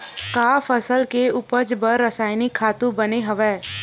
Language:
Chhattisgarhi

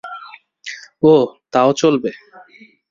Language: Bangla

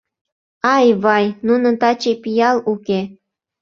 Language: Mari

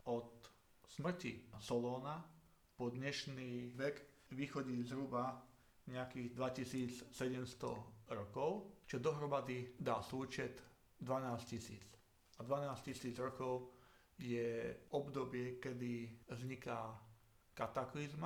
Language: Slovak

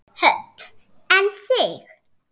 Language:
Icelandic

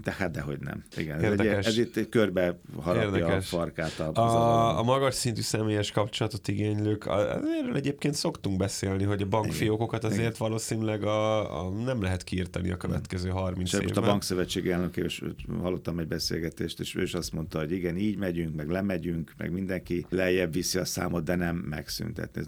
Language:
Hungarian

